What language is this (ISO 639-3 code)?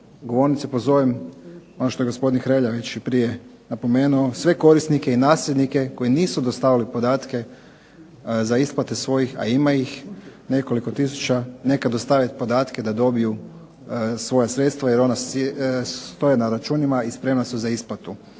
hrv